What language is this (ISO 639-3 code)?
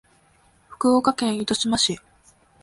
jpn